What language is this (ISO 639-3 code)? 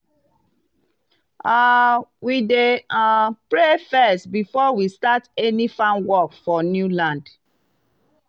pcm